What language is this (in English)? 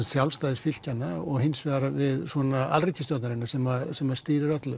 Icelandic